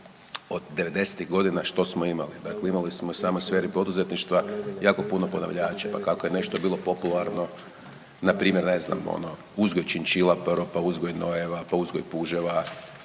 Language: Croatian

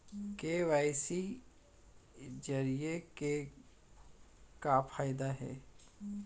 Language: Chhattisgarhi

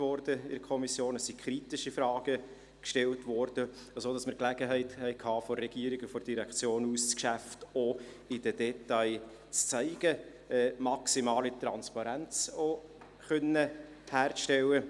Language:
Swiss German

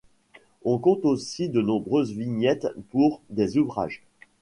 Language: French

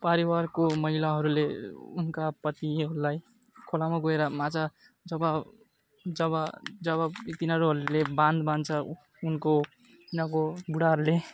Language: Nepali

